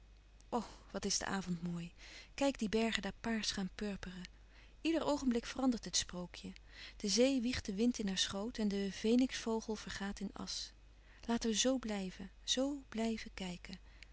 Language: Dutch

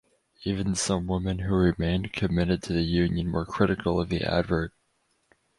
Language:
English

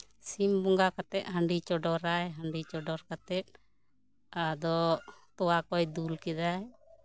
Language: Santali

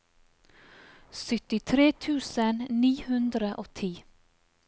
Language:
Norwegian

